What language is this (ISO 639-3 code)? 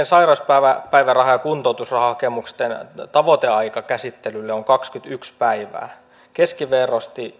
fin